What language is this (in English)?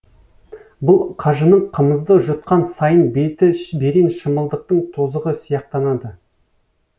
Kazakh